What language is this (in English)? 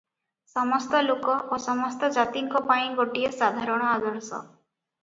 Odia